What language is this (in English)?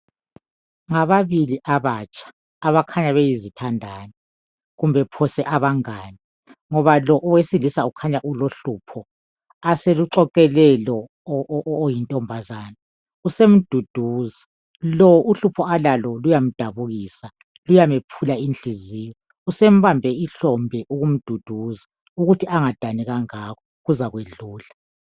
North Ndebele